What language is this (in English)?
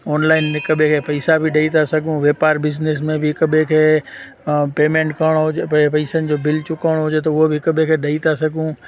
Sindhi